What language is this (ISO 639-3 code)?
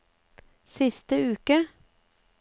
nor